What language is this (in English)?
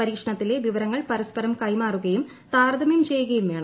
Malayalam